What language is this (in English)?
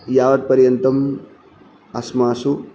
Sanskrit